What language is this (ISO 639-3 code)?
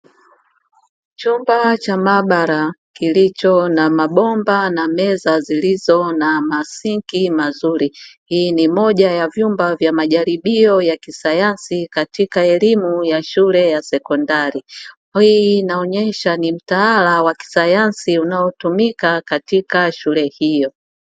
swa